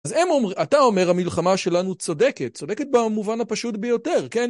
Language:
Hebrew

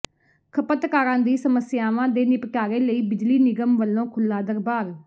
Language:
Punjabi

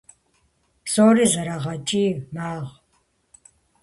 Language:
Kabardian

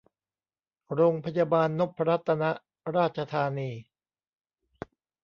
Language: Thai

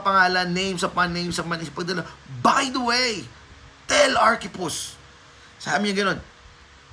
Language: Filipino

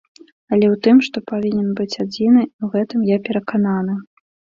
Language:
Belarusian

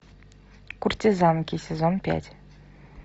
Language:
Russian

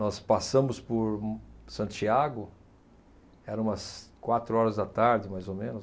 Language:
Portuguese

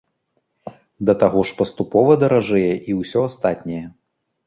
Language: Belarusian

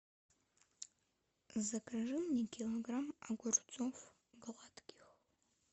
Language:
Russian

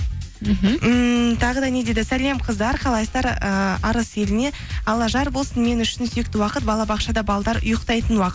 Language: Kazakh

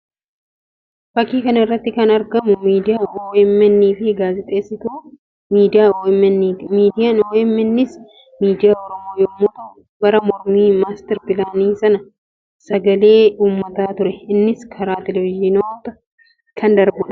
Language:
Oromo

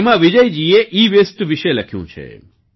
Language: Gujarati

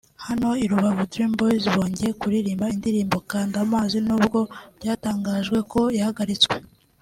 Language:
Kinyarwanda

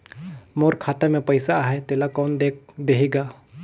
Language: Chhattisgarhi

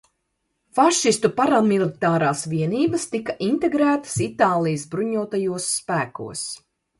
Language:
Latvian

